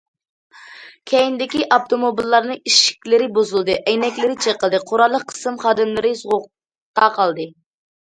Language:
Uyghur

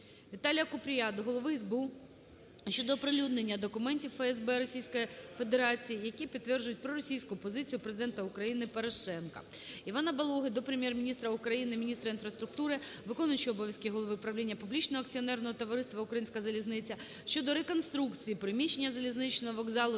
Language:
Ukrainian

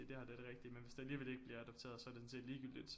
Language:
Danish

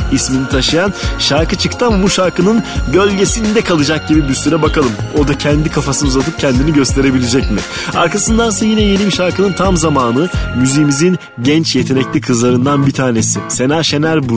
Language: Turkish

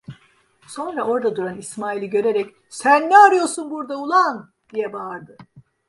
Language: Turkish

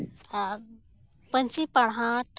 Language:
Santali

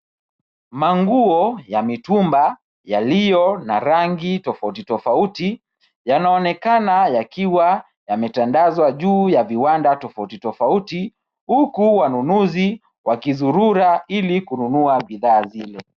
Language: Swahili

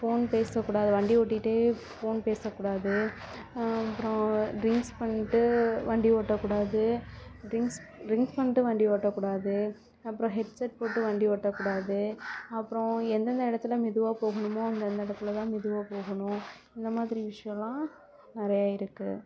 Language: Tamil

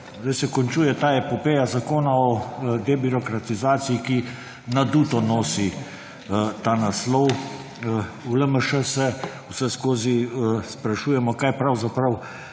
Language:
Slovenian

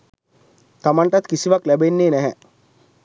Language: Sinhala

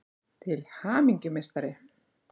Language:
Icelandic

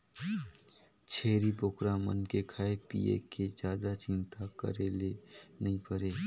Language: Chhattisgarhi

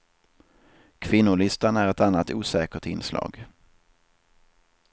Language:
Swedish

